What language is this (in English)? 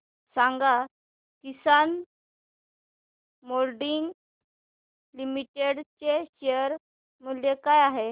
Marathi